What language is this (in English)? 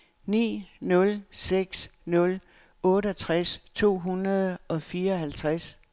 Danish